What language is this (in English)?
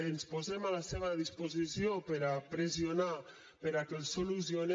Catalan